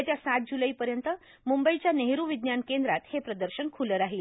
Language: Marathi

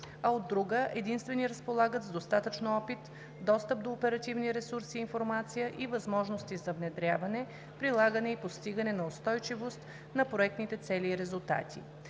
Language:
Bulgarian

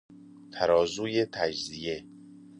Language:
Persian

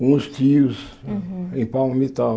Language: Portuguese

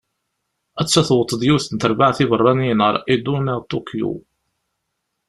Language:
Kabyle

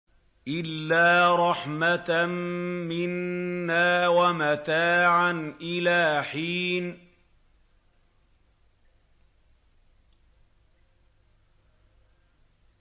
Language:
Arabic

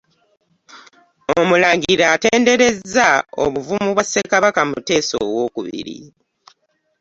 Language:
Ganda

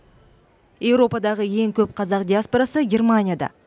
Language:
Kazakh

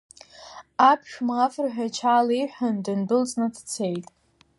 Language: Abkhazian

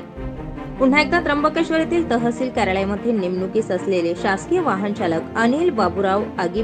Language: Hindi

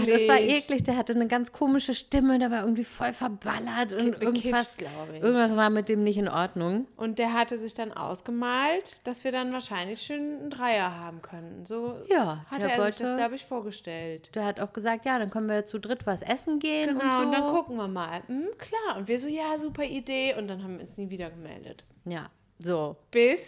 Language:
German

